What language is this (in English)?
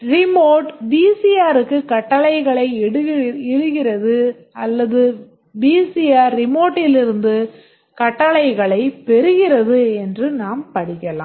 Tamil